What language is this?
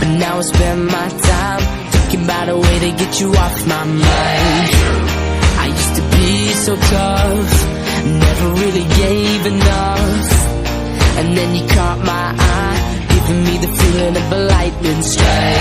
Filipino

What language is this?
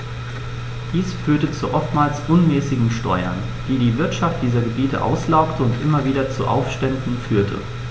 German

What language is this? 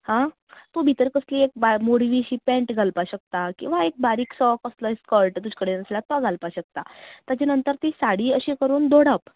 Konkani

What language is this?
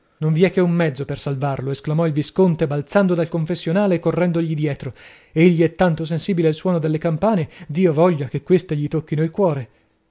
Italian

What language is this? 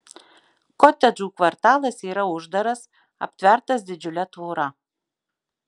Lithuanian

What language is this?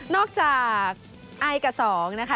Thai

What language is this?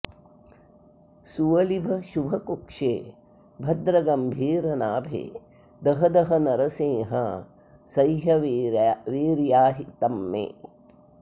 Sanskrit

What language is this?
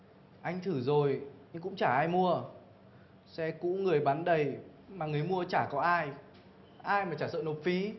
Vietnamese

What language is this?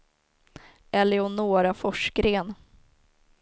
Swedish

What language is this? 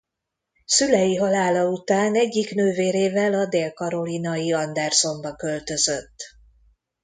Hungarian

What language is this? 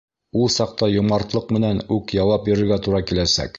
Bashkir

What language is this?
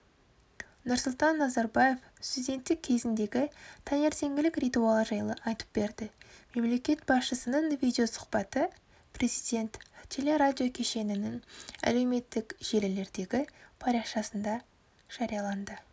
Kazakh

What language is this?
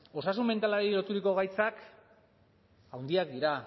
Basque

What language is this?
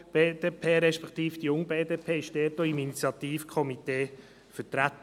Swiss German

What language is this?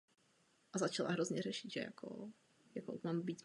Czech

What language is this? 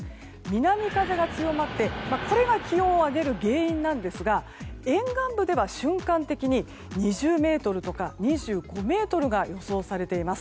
Japanese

